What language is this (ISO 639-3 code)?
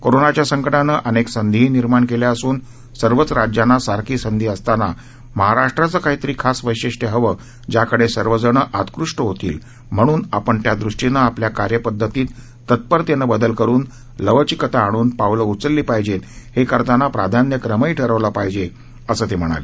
mar